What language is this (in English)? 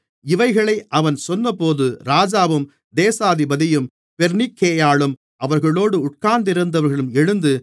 Tamil